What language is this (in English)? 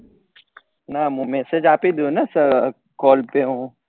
Gujarati